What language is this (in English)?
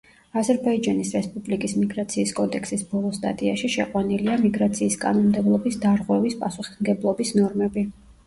Georgian